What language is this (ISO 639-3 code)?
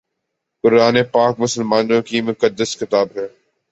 urd